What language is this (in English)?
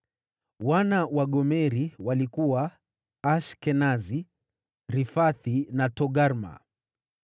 Swahili